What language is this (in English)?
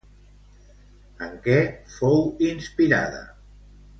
Catalan